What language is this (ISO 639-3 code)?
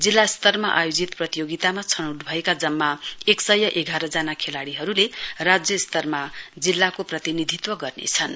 nep